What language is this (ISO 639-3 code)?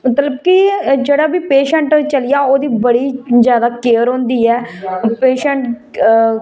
doi